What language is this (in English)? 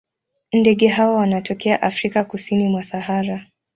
Swahili